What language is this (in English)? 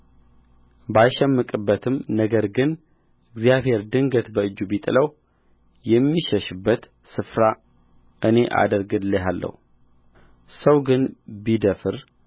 Amharic